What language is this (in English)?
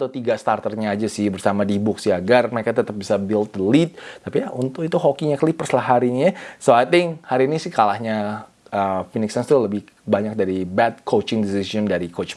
Indonesian